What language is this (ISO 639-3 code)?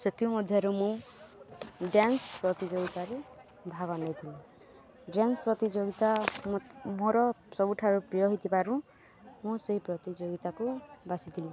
ori